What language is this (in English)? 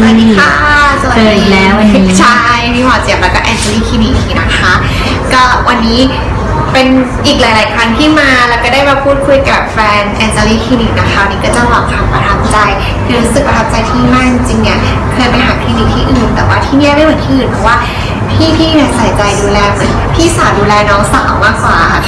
Thai